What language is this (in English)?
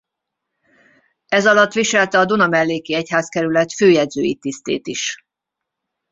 Hungarian